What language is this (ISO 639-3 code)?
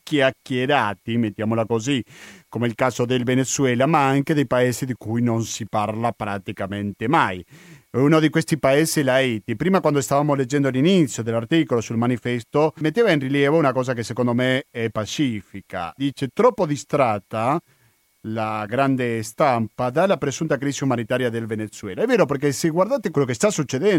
ita